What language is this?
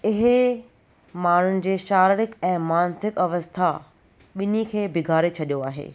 Sindhi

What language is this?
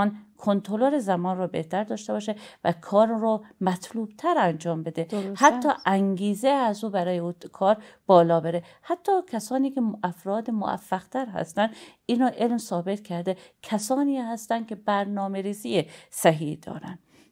Persian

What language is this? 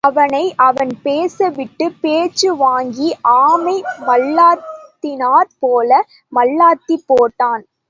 Tamil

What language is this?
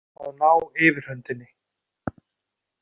Icelandic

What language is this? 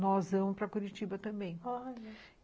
Portuguese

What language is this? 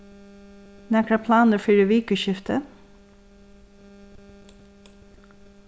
Faroese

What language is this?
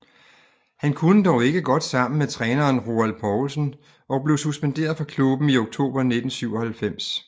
Danish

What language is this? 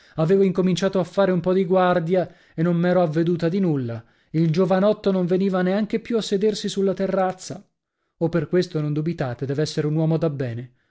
Italian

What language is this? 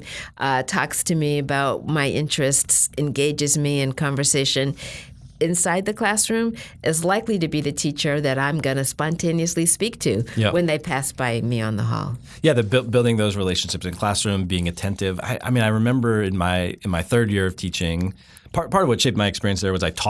English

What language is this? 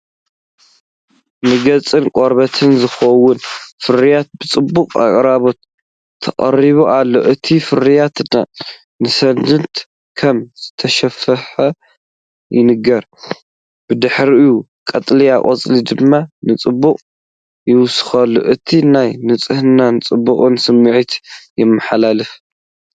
Tigrinya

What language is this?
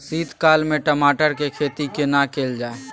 Maithili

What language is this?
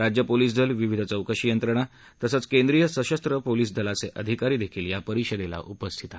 Marathi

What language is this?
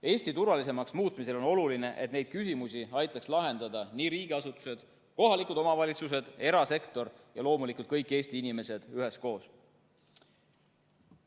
Estonian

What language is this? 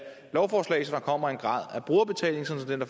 Danish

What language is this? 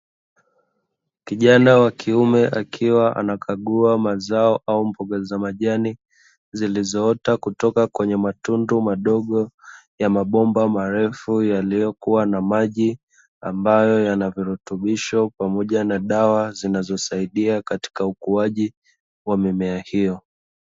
Swahili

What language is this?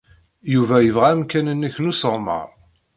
Kabyle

